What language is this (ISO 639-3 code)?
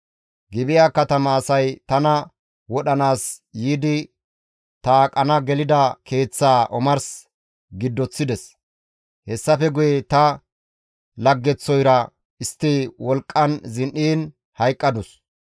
gmv